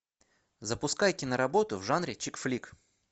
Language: Russian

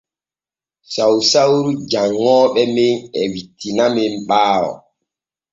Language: Borgu Fulfulde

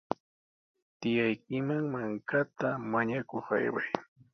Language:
Sihuas Ancash Quechua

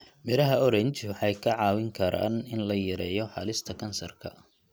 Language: Somali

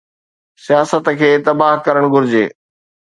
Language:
Sindhi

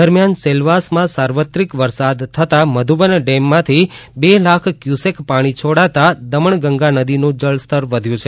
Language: Gujarati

